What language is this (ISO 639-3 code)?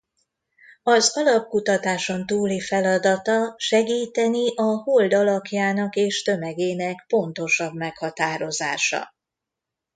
hun